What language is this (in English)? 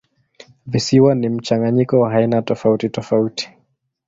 Swahili